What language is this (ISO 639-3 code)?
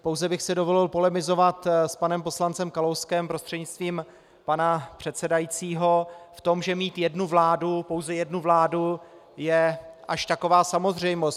ces